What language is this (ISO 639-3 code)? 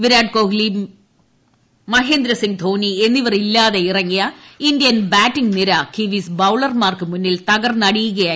mal